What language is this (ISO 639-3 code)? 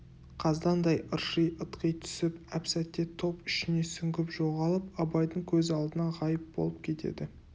kaz